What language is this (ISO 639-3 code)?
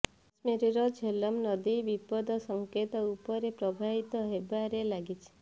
ori